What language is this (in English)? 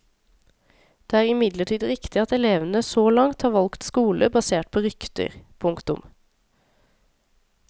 Norwegian